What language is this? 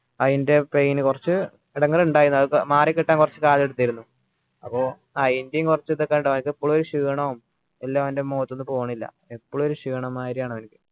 Malayalam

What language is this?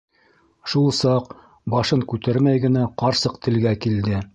Bashkir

